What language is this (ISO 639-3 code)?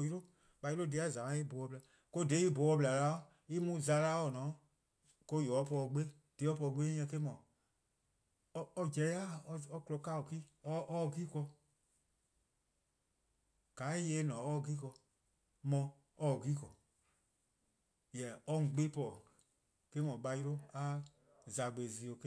kqo